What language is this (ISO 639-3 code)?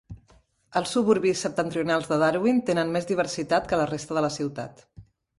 cat